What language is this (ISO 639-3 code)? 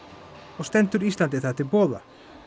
isl